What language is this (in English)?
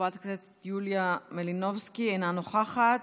Hebrew